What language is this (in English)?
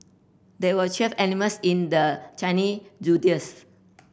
English